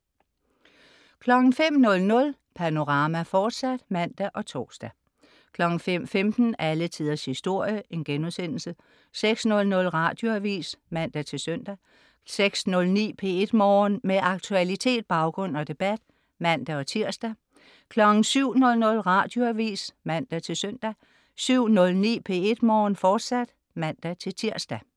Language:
Danish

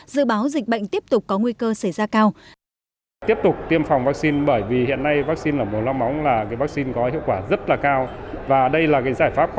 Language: Vietnamese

